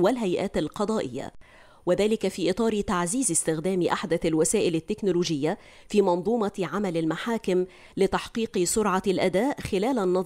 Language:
Arabic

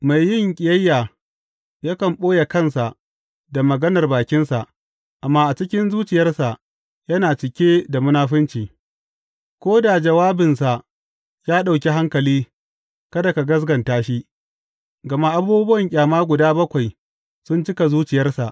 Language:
Hausa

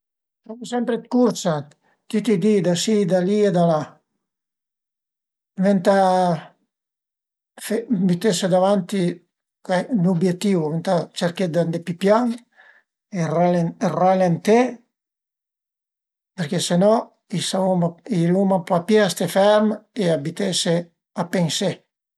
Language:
Piedmontese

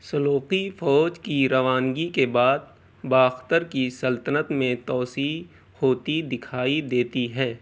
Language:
Urdu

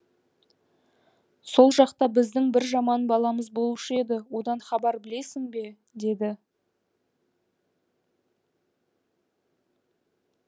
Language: Kazakh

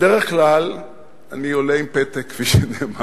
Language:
Hebrew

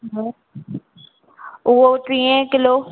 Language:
Sindhi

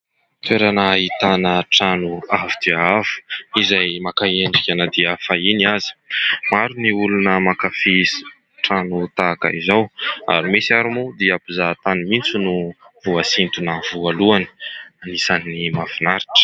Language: Malagasy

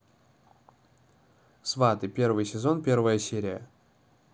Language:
Russian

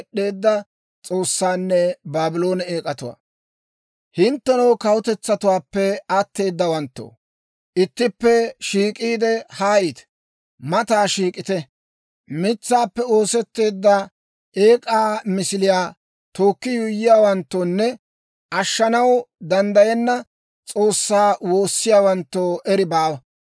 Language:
Dawro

